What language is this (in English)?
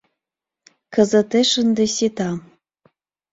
Mari